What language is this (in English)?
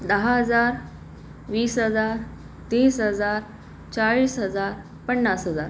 Marathi